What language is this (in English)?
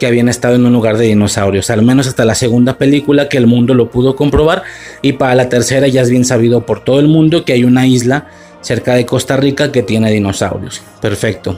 Spanish